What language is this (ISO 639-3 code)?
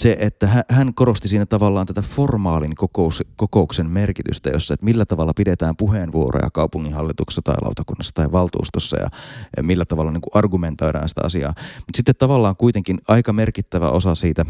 fin